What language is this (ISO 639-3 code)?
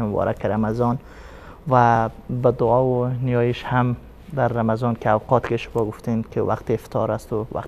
fas